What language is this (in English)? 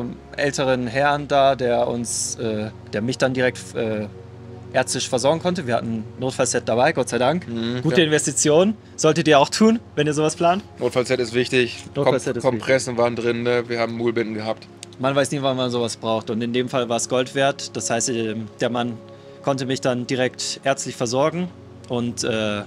German